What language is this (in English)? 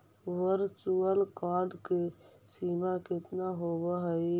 Magahi